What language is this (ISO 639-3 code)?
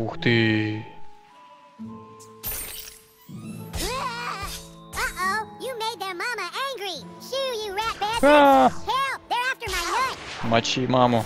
rus